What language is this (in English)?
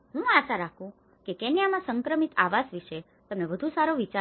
Gujarati